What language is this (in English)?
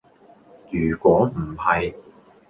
Cantonese